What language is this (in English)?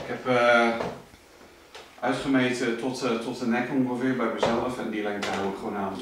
Dutch